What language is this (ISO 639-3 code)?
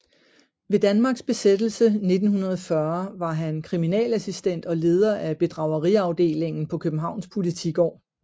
dan